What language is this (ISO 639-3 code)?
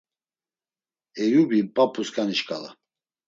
lzz